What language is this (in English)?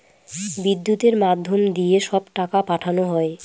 Bangla